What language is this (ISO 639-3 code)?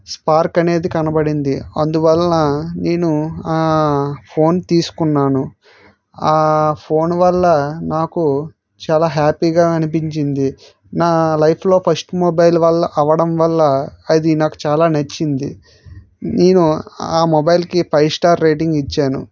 tel